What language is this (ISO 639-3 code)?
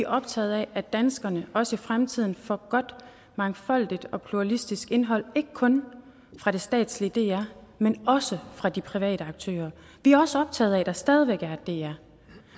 dan